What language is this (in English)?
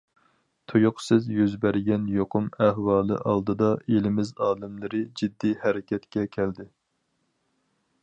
Uyghur